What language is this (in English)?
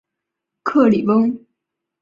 Chinese